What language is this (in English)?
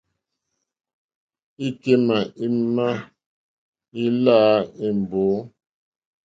Mokpwe